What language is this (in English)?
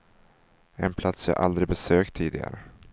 Swedish